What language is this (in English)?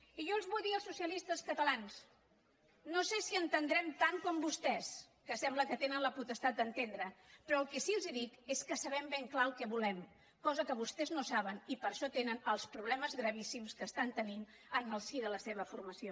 Catalan